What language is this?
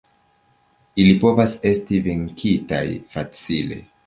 Esperanto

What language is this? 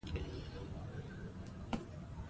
Pashto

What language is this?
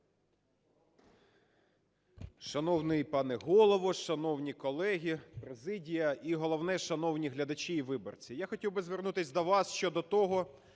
Ukrainian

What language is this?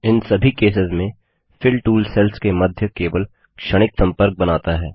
Hindi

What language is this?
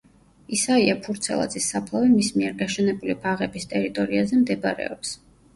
Georgian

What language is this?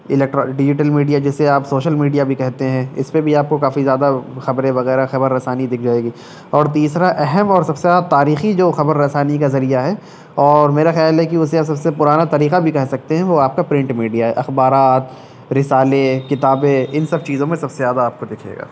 Urdu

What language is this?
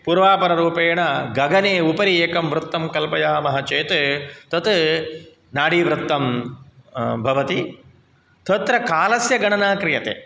Sanskrit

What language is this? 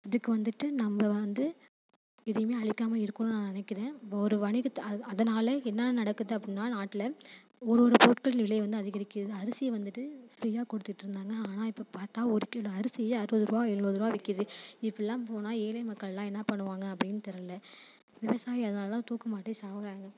Tamil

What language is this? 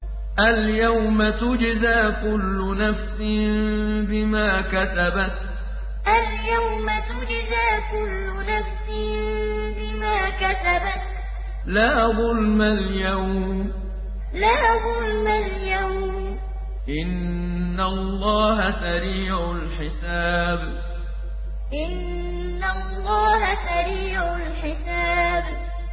Arabic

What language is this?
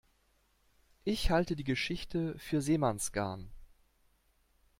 German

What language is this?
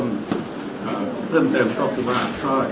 Thai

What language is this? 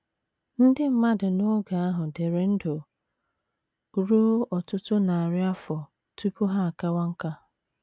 Igbo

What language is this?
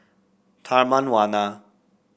English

